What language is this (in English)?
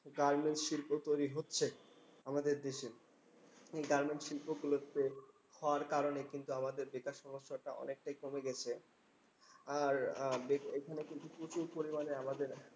Bangla